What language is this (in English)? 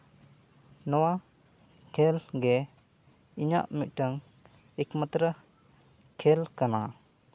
Santali